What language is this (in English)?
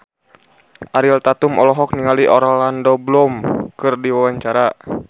Sundanese